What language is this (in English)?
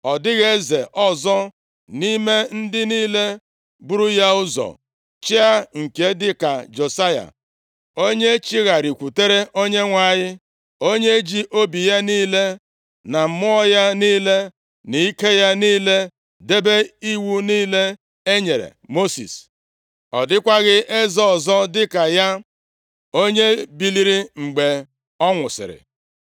Igbo